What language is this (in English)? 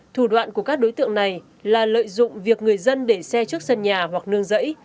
Vietnamese